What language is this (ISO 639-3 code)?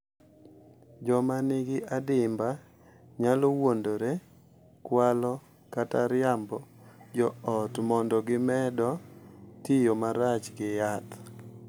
luo